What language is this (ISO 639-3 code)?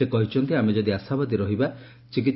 ori